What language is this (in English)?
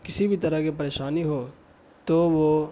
Urdu